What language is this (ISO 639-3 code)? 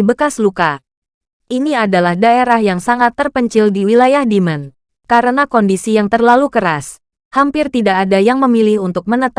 ind